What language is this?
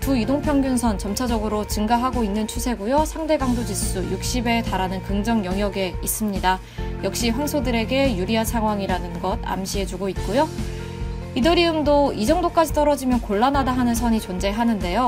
Korean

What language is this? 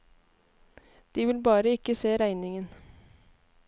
Norwegian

